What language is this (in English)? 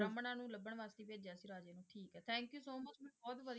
Punjabi